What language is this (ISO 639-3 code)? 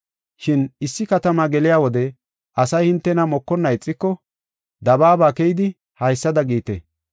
gof